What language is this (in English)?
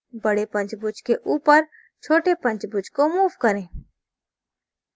Hindi